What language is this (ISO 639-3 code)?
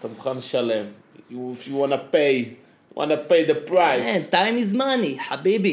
heb